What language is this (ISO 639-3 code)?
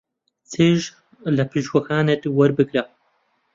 ckb